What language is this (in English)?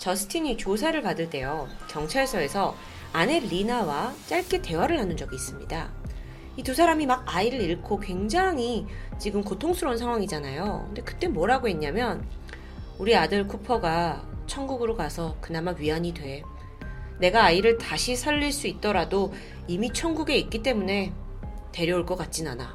Korean